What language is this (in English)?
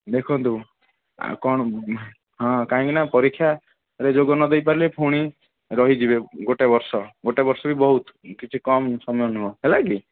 Odia